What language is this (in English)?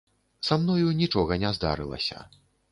Belarusian